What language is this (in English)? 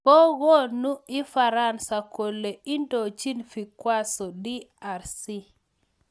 Kalenjin